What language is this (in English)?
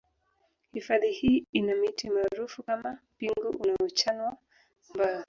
Swahili